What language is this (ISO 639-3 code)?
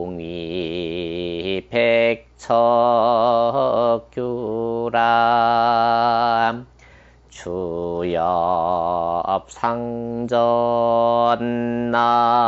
kor